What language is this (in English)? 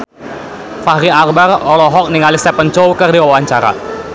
Sundanese